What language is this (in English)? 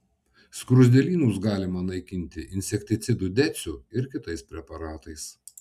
Lithuanian